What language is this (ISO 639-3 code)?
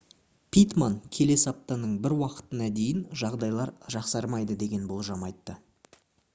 kaz